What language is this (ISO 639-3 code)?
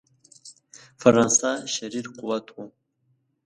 pus